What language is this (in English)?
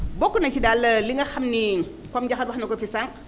Wolof